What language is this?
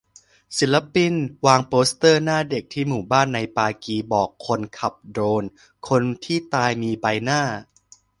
Thai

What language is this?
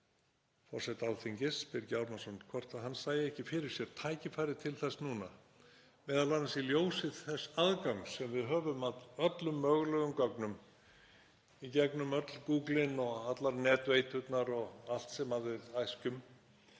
Icelandic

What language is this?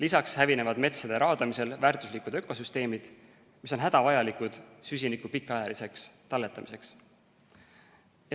Estonian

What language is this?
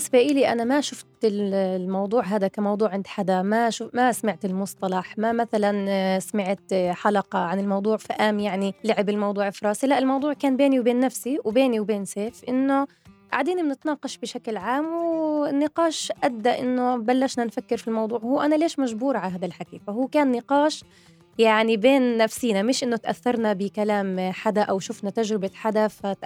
Arabic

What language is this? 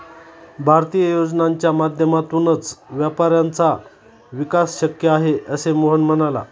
Marathi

